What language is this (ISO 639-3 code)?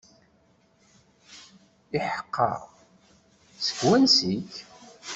kab